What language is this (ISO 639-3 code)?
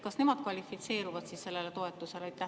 est